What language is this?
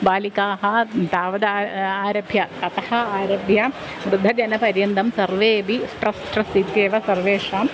Sanskrit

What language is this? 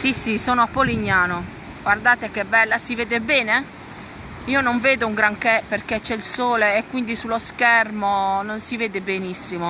Italian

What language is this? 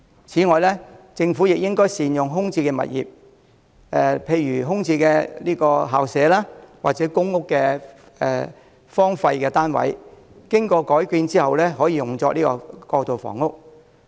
Cantonese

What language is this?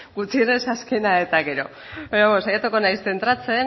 Basque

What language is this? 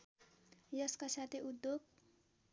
Nepali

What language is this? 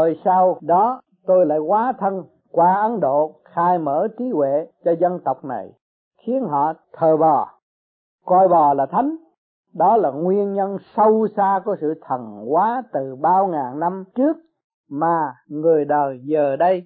Vietnamese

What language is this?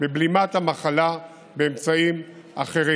Hebrew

